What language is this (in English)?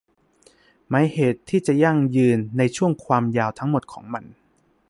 Thai